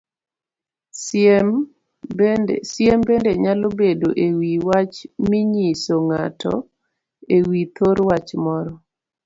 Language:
Luo (Kenya and Tanzania)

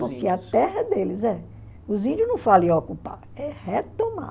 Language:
Portuguese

